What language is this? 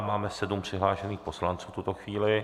Czech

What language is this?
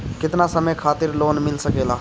Bhojpuri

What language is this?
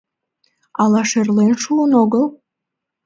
Mari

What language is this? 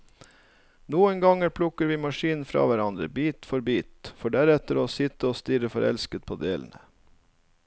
Norwegian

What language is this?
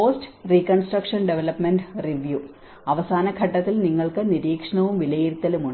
Malayalam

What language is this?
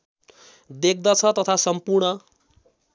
Nepali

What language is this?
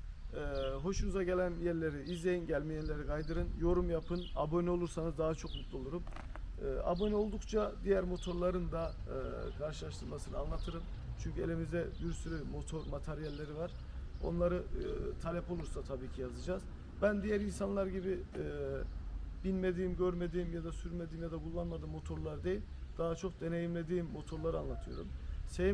Turkish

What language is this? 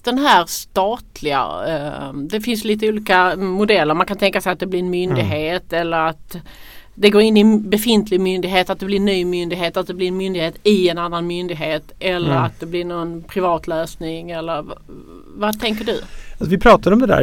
Swedish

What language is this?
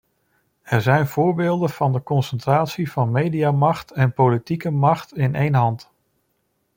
Dutch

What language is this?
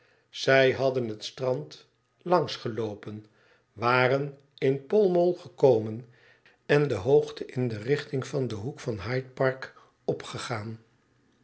Dutch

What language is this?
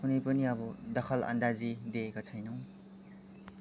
Nepali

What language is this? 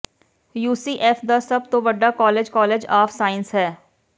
Punjabi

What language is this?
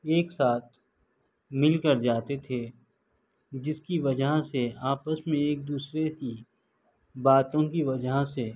Urdu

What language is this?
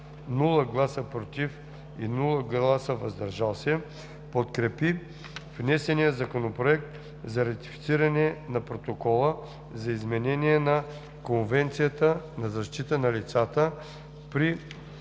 Bulgarian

